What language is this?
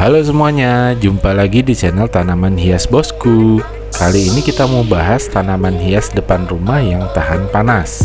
Indonesian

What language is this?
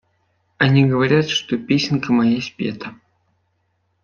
Russian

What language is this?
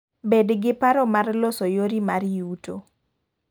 Luo (Kenya and Tanzania)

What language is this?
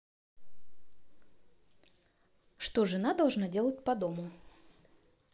Russian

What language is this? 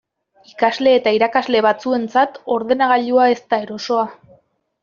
Basque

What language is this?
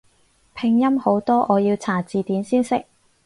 Cantonese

